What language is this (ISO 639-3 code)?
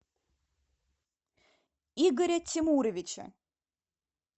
rus